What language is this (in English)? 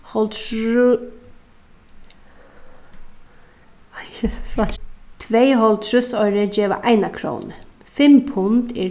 Faroese